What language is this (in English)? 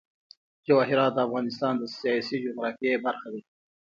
Pashto